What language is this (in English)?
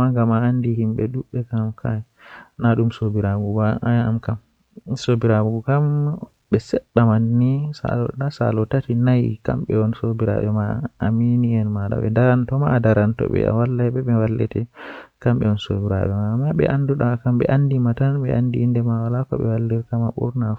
Western Niger Fulfulde